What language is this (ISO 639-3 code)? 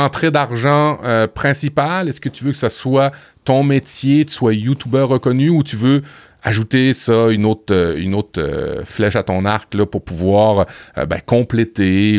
fra